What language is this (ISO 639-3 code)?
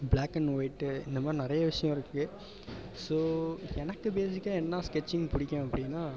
tam